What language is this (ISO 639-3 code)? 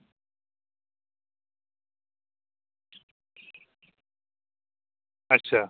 doi